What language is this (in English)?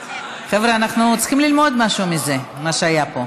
Hebrew